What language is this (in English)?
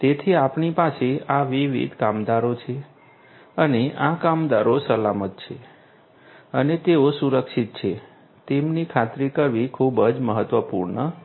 Gujarati